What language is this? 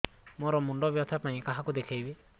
Odia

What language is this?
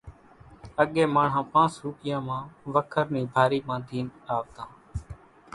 Kachi Koli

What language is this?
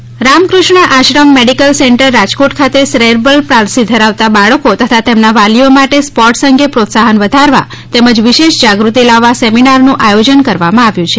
Gujarati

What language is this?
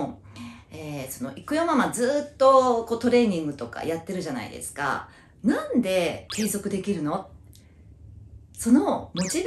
Japanese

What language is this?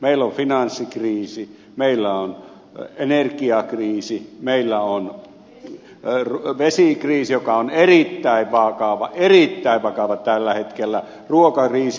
Finnish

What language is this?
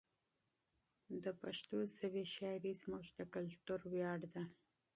Pashto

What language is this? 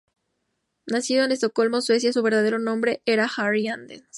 Spanish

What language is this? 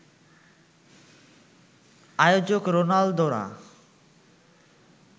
Bangla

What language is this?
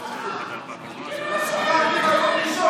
Hebrew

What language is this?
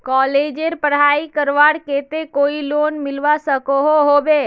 Magahi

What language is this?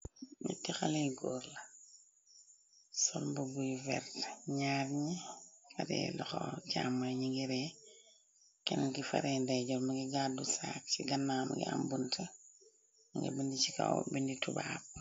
Wolof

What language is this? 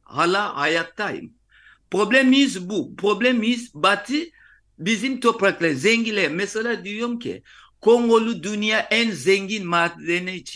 Turkish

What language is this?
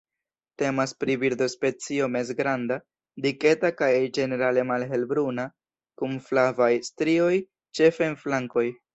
Esperanto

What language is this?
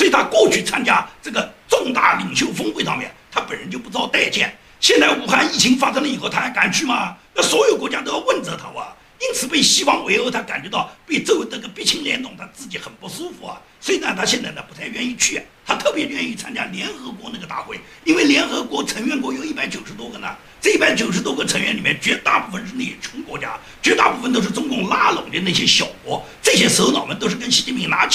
Chinese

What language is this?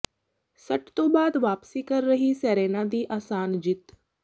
Punjabi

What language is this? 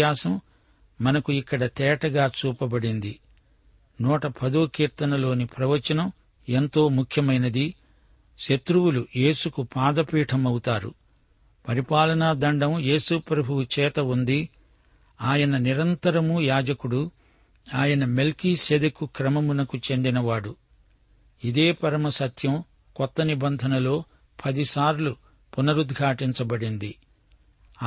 Telugu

